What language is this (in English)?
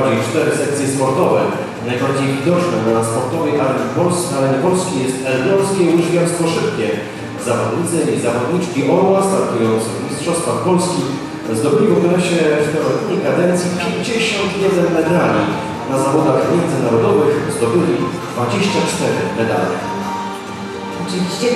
Polish